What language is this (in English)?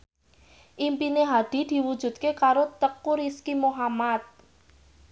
Javanese